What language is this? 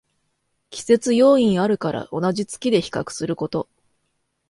Japanese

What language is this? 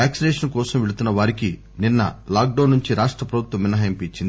Telugu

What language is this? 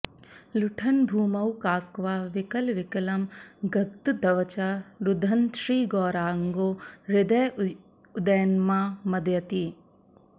Sanskrit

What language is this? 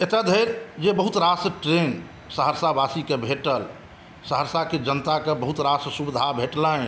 Maithili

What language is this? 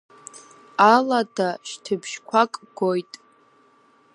Abkhazian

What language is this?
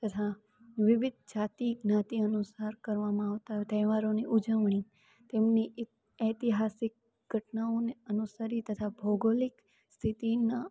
Gujarati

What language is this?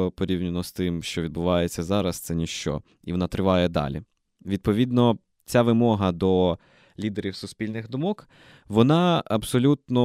Ukrainian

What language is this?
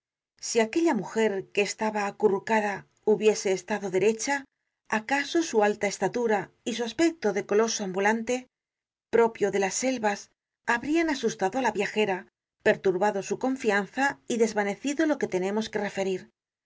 Spanish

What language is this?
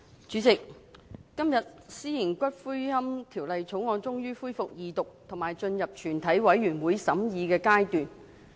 Cantonese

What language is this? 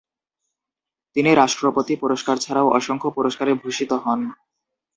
Bangla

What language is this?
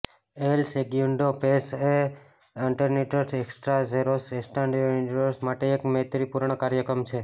Gujarati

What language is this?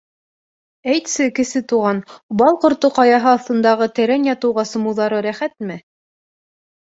Bashkir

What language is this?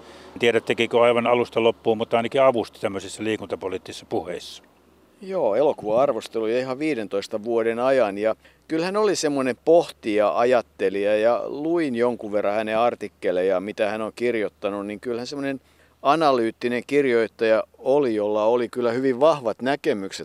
Finnish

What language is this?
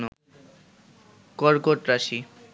Bangla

